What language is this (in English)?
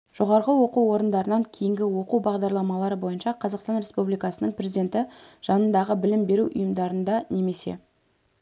Kazakh